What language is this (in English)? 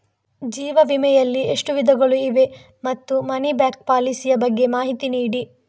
Kannada